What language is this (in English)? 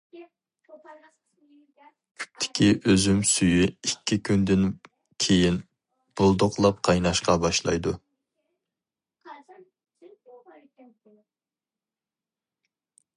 Uyghur